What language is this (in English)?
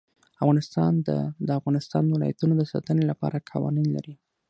Pashto